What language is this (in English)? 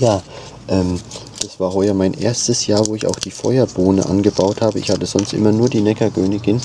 German